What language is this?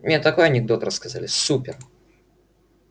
Russian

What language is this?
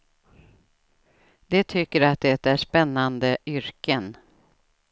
Swedish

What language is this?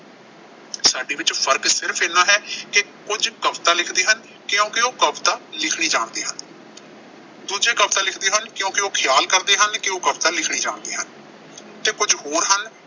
Punjabi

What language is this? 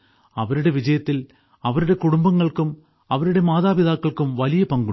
Malayalam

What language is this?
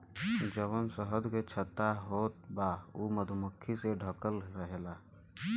Bhojpuri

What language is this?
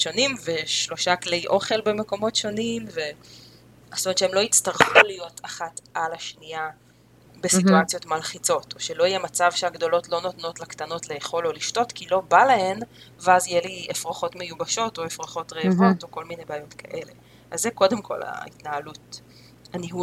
Hebrew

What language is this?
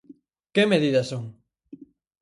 Galician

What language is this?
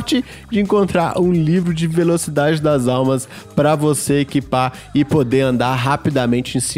Portuguese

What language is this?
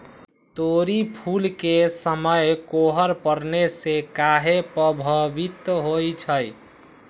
Magahi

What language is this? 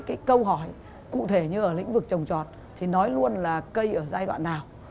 Vietnamese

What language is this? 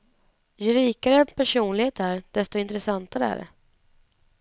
Swedish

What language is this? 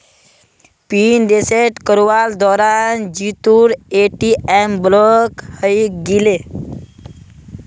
Magahi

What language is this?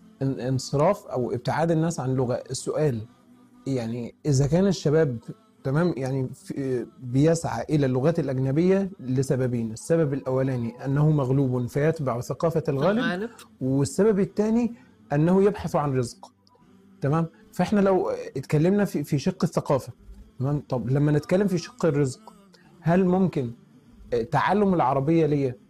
Arabic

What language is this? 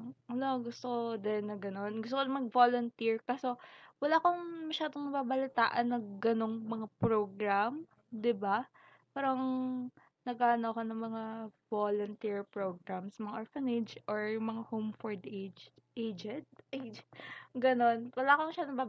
Filipino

